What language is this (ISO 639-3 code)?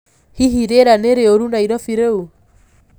kik